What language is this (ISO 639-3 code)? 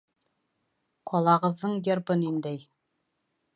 bak